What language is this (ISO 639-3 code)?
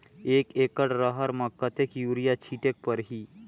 hne